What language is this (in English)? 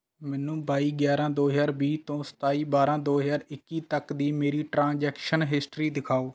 Punjabi